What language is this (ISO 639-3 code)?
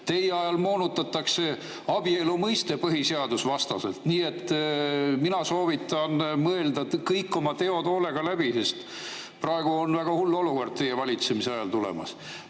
est